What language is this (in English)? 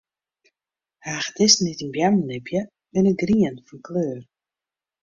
Western Frisian